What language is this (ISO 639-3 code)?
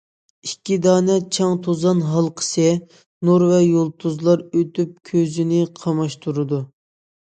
uig